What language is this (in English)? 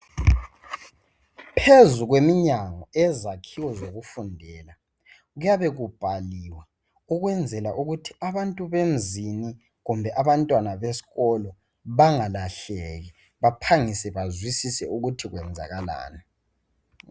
North Ndebele